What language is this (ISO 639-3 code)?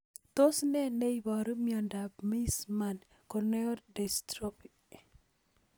kln